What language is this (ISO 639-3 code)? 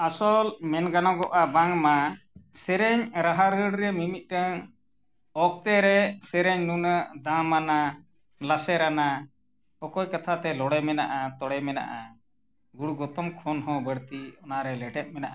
sat